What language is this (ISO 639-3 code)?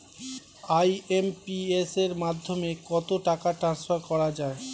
ben